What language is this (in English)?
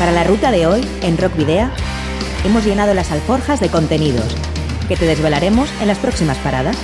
Spanish